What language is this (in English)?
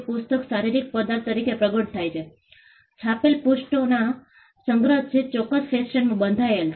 Gujarati